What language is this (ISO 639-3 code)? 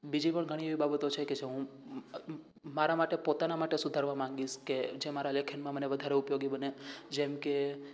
guj